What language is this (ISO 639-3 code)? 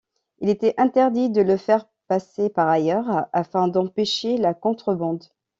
fra